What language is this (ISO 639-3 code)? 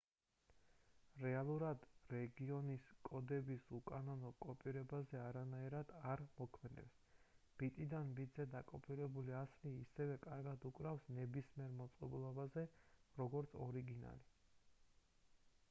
kat